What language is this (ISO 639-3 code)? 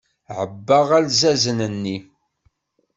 kab